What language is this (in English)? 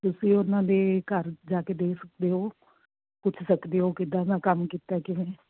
Punjabi